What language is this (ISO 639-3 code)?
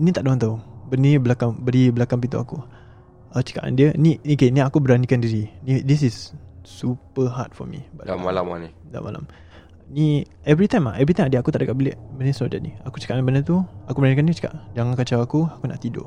msa